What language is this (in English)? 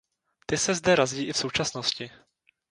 Czech